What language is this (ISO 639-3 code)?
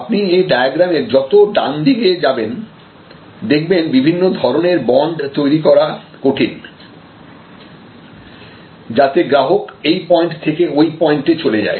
ben